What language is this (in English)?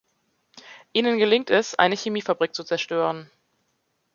German